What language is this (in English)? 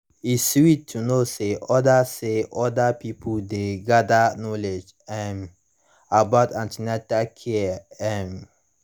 Nigerian Pidgin